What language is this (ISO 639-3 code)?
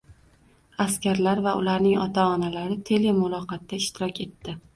uzb